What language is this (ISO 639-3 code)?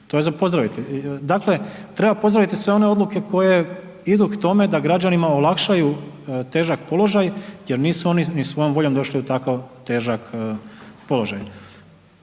hrv